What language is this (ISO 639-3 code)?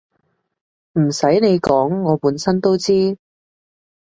yue